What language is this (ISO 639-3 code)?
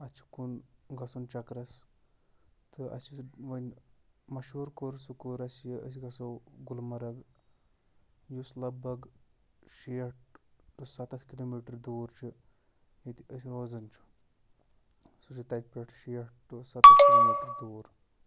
kas